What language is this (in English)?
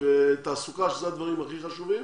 Hebrew